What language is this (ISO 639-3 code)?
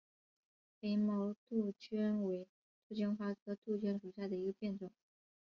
zho